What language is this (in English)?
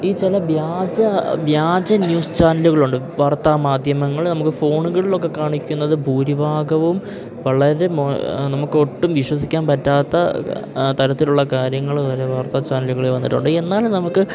Malayalam